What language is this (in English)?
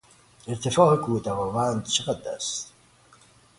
Persian